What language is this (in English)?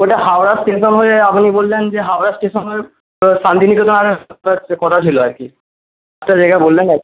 Bangla